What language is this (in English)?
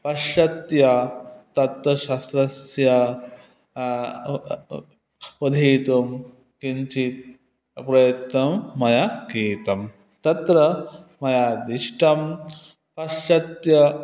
Sanskrit